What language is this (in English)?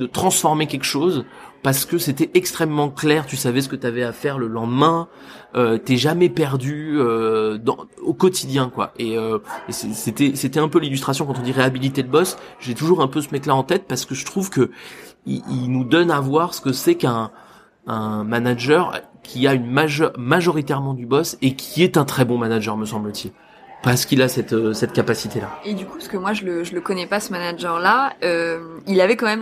French